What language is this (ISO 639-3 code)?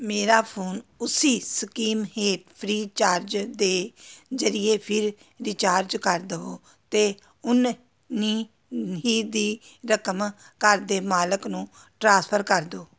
pan